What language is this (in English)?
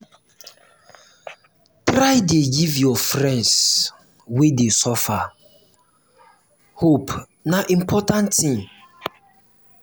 Nigerian Pidgin